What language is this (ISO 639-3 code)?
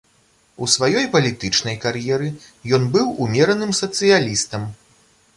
bel